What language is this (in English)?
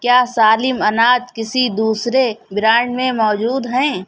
Urdu